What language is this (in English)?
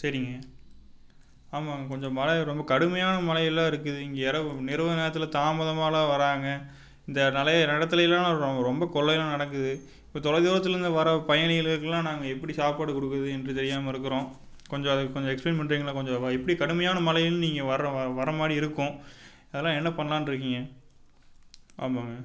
Tamil